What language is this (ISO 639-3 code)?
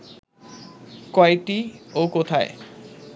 ben